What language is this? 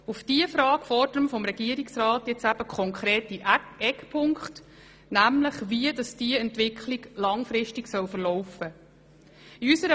Swiss German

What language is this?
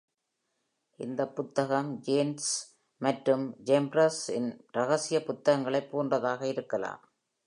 Tamil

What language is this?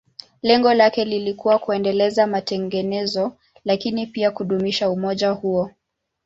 Swahili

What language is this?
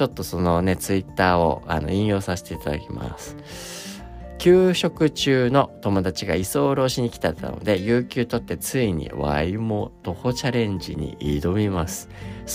Japanese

